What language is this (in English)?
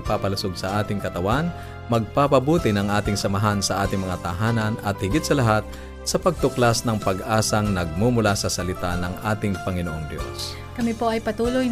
Filipino